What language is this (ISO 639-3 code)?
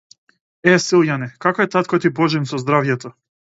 mkd